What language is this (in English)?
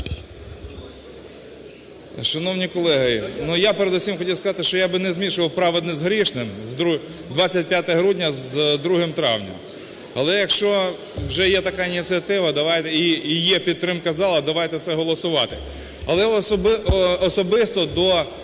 Ukrainian